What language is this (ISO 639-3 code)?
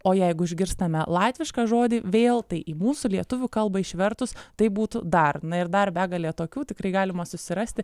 lit